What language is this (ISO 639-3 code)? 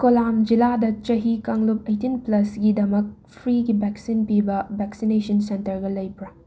mni